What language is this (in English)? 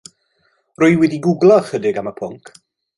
Welsh